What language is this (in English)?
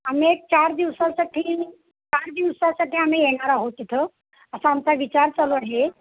Marathi